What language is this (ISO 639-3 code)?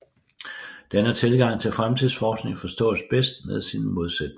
dan